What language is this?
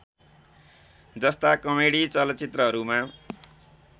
Nepali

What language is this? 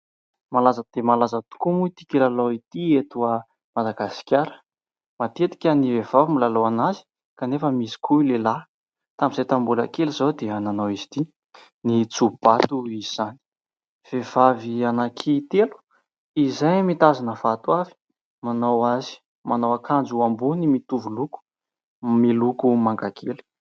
Malagasy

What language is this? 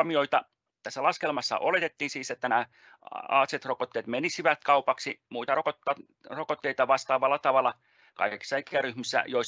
Finnish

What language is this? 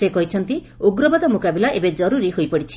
Odia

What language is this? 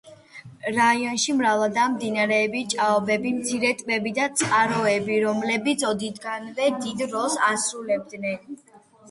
Georgian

